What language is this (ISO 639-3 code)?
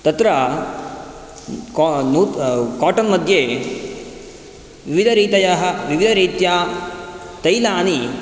san